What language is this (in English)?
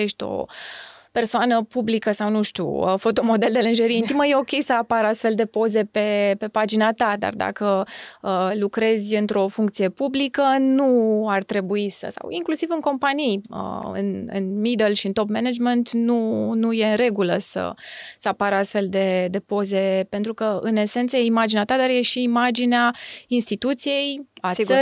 Romanian